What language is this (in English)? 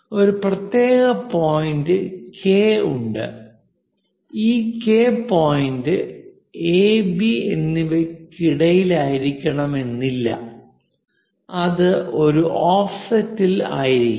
Malayalam